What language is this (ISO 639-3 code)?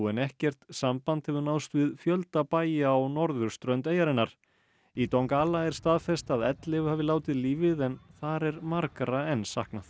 isl